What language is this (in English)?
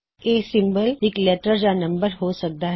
Punjabi